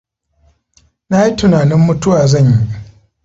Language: Hausa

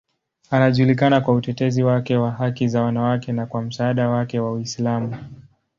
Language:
Swahili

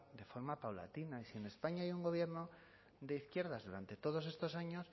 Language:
Spanish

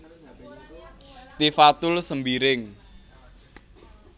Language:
Javanese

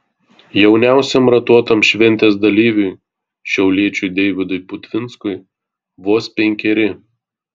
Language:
Lithuanian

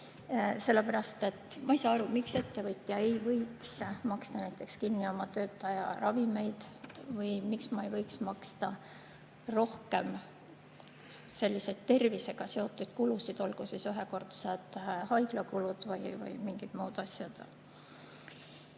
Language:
Estonian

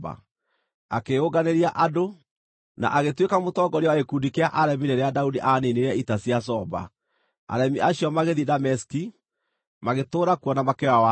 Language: Kikuyu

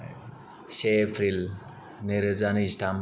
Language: Bodo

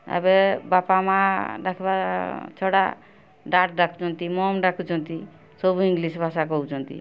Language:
Odia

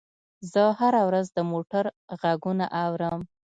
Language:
Pashto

